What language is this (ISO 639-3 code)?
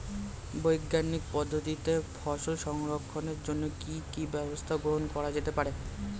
ben